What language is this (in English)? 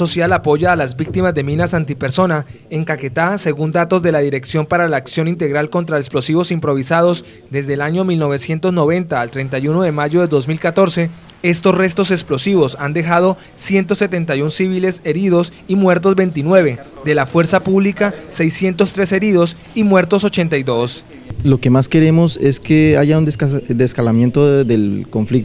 Spanish